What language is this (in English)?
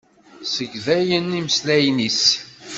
Kabyle